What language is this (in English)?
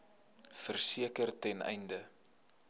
Afrikaans